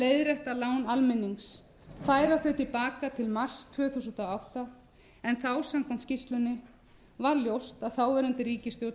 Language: Icelandic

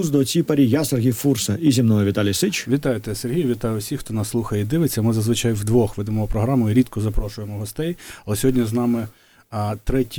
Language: Ukrainian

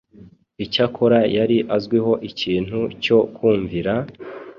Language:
Kinyarwanda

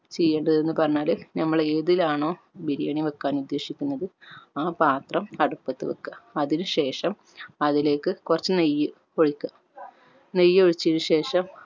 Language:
Malayalam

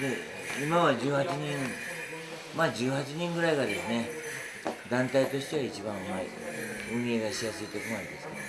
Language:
Japanese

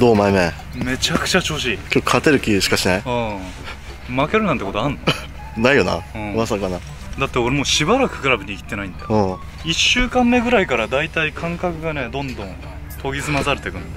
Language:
Japanese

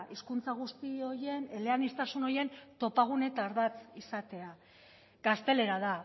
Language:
Basque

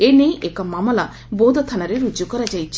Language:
Odia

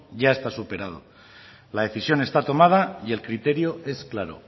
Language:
Spanish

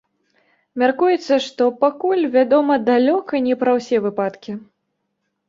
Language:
Belarusian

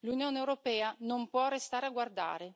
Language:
Italian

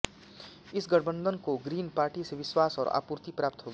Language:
Hindi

